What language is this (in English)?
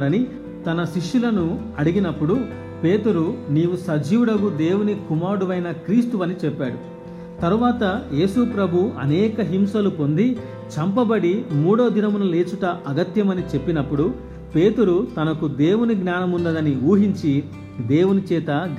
Telugu